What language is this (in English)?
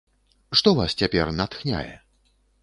Belarusian